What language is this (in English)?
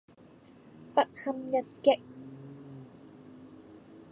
Cantonese